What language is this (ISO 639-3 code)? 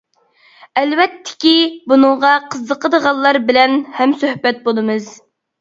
uig